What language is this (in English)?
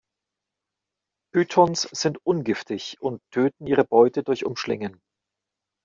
German